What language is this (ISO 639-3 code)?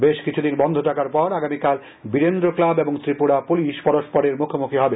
ben